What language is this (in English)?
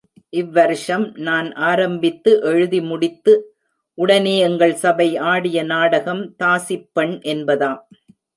Tamil